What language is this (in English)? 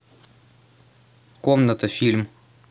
Russian